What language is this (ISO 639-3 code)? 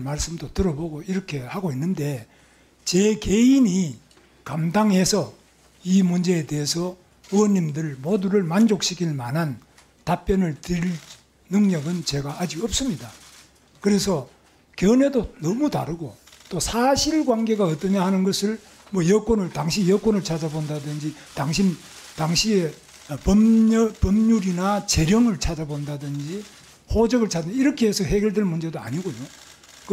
kor